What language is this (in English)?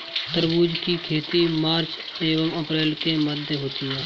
Hindi